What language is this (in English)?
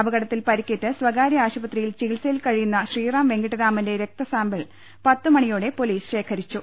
Malayalam